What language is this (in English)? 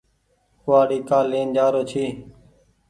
Goaria